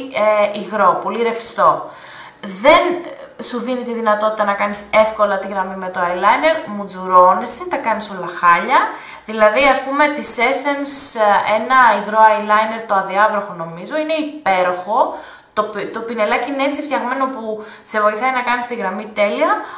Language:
Greek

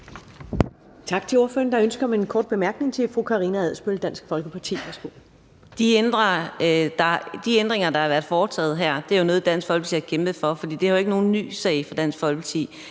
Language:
Danish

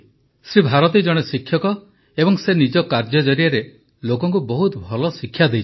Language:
Odia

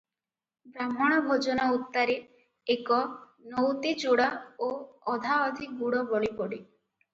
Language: Odia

